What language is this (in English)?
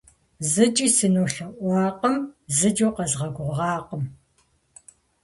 Kabardian